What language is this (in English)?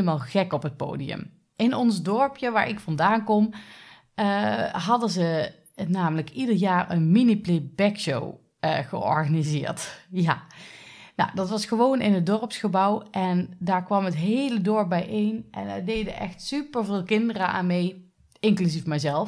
Dutch